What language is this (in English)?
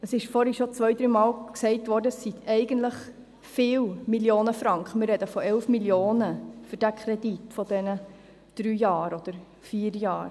Swiss German